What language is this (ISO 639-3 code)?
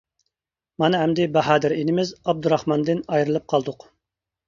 uig